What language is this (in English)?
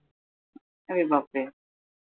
Marathi